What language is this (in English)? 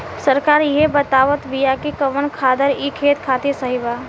Bhojpuri